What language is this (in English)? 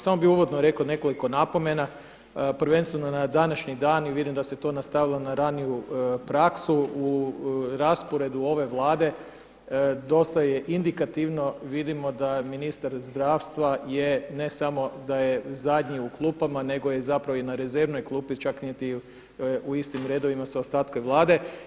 Croatian